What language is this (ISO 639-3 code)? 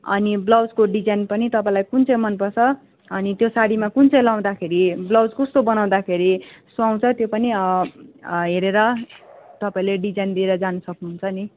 nep